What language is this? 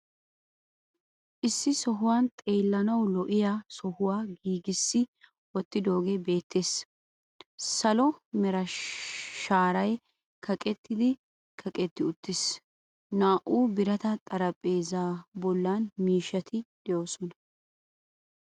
Wolaytta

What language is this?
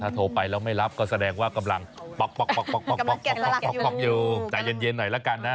Thai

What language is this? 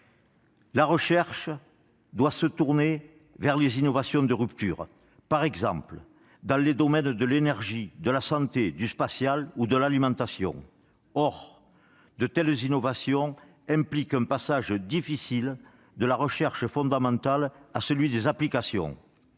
French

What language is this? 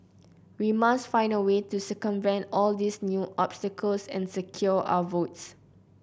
English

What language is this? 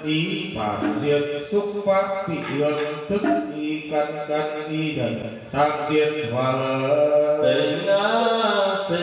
Vietnamese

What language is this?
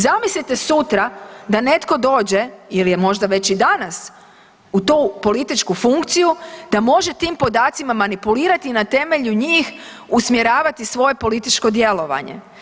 Croatian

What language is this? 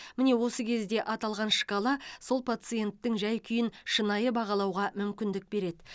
Kazakh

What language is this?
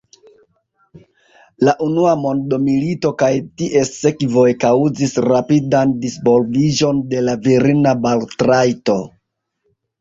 Esperanto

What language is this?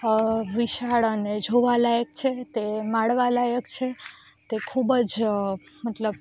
Gujarati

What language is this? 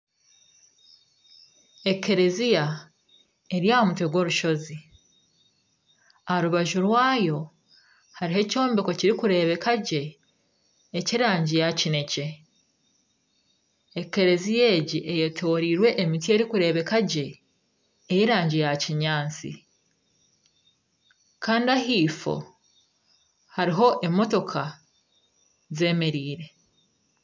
Nyankole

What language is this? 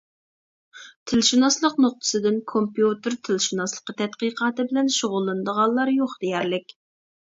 Uyghur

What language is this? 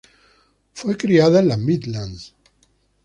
Spanish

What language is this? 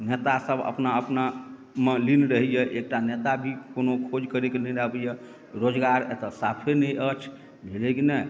Maithili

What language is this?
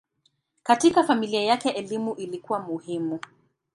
Swahili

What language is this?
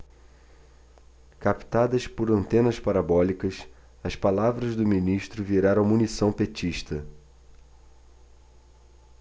Portuguese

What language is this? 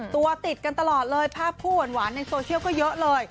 Thai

